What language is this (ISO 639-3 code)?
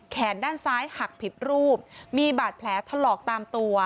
tha